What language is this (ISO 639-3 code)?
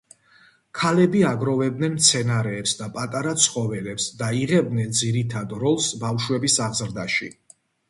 kat